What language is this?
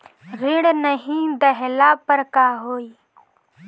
Bhojpuri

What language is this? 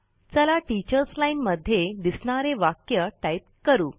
Marathi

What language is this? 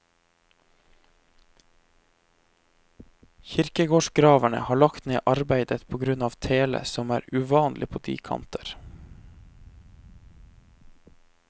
Norwegian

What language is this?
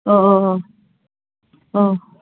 Bodo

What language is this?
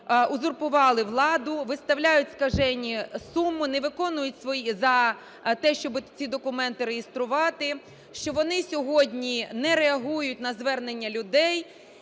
Ukrainian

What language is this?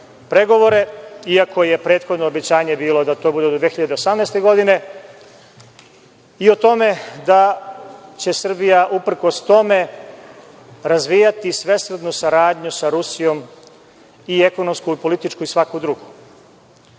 Serbian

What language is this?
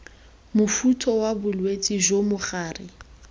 Tswana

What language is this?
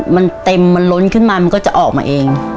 Thai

